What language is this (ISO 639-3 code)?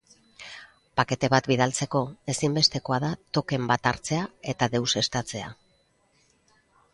eus